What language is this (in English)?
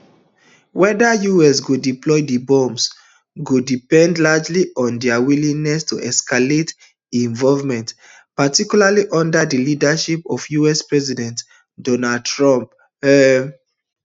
Nigerian Pidgin